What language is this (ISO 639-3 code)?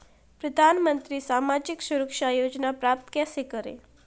hin